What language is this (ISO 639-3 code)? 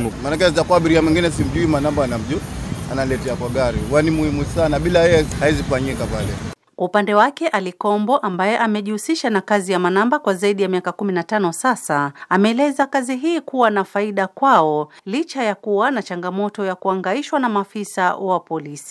swa